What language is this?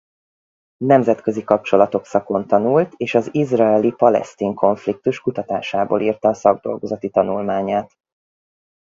Hungarian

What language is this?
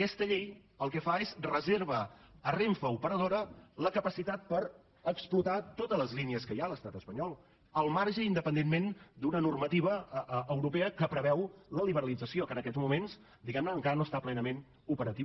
Catalan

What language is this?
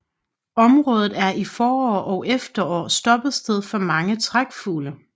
Danish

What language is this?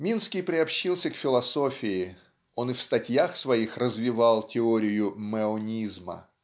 Russian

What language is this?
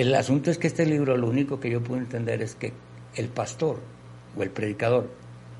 Spanish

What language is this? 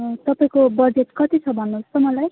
Nepali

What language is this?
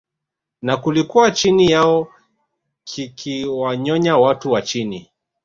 Swahili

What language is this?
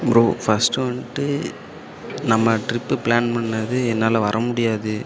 Tamil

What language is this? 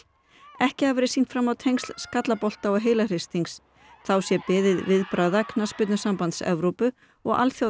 Icelandic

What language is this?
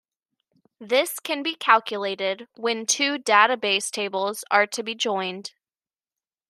English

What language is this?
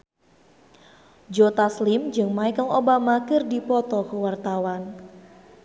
Sundanese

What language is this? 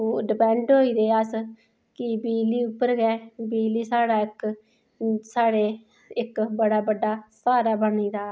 Dogri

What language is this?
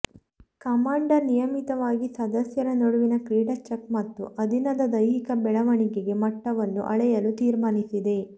Kannada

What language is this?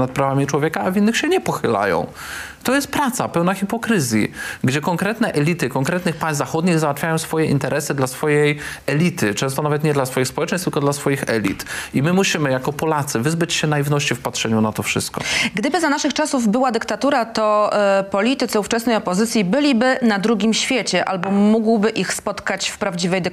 Polish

